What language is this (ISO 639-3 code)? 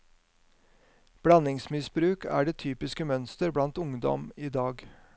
nor